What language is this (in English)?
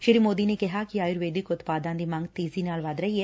Punjabi